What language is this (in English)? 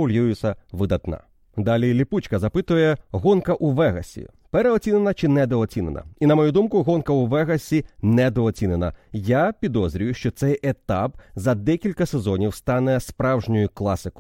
Ukrainian